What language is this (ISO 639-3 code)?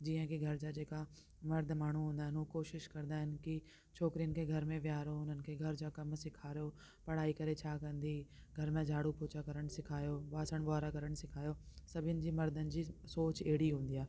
snd